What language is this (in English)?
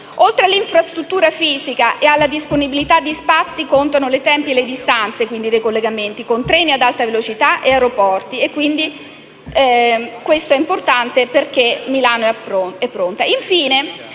Italian